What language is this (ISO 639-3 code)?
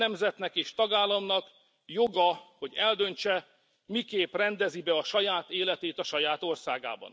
hun